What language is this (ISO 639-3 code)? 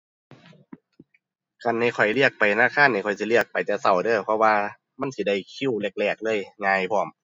tha